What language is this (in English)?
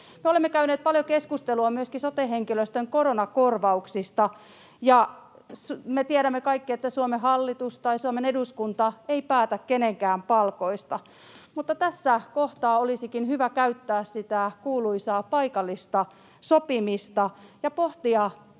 Finnish